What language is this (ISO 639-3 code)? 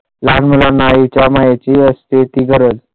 mar